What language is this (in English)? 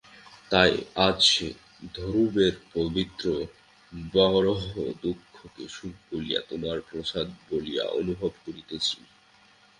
Bangla